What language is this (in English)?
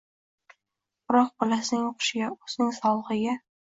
Uzbek